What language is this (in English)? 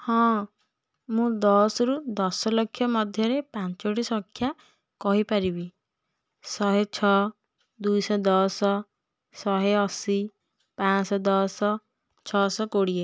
Odia